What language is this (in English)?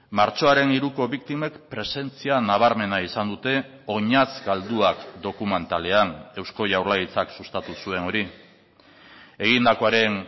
Basque